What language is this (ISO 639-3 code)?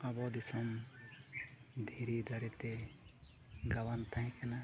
sat